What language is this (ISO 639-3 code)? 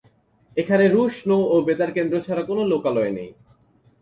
ben